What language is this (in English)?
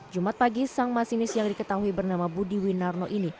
Indonesian